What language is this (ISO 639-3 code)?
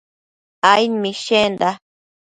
mcf